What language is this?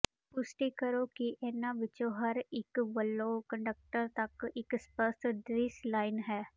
Punjabi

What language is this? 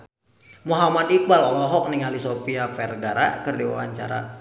Sundanese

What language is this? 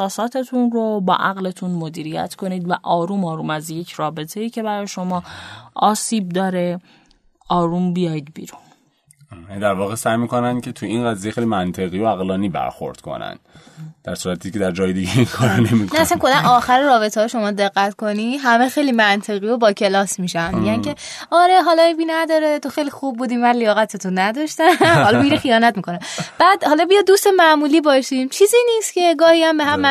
Persian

